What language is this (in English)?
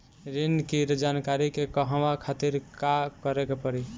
Bhojpuri